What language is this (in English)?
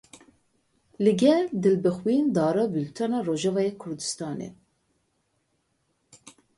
Kurdish